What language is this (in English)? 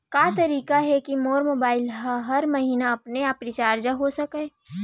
Chhattisgarhi